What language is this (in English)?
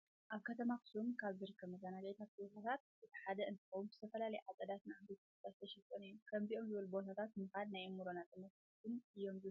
Tigrinya